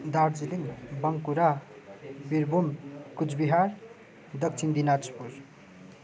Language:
Nepali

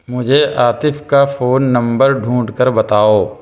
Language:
Urdu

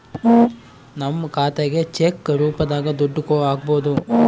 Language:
Kannada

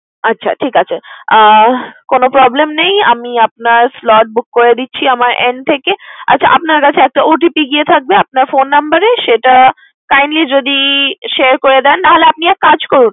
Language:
Bangla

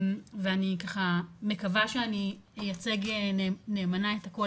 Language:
Hebrew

